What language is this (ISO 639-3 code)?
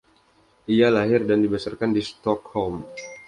ind